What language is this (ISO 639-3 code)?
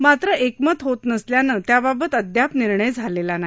mar